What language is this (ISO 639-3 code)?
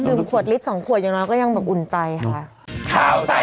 tha